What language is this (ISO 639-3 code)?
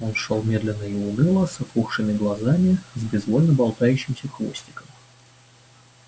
rus